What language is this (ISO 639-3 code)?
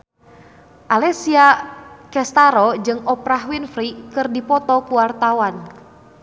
sun